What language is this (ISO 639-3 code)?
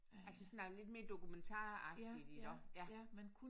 dan